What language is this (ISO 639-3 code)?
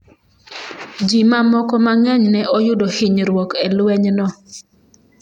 luo